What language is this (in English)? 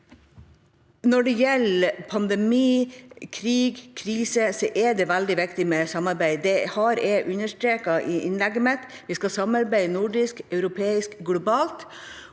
Norwegian